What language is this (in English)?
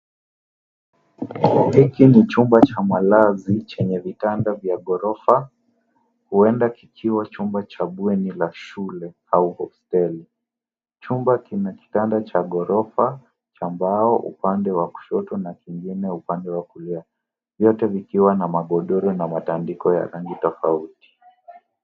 Swahili